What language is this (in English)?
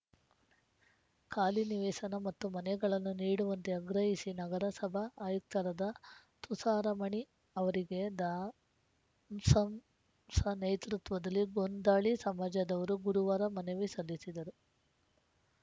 Kannada